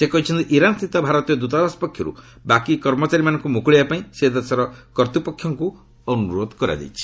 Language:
Odia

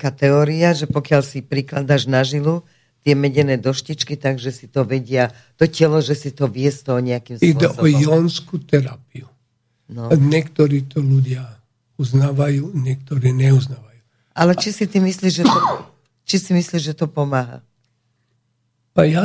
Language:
Slovak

